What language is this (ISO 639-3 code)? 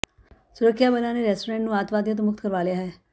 pan